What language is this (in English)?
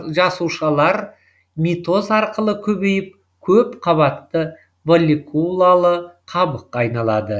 Kazakh